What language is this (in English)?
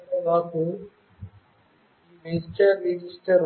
Telugu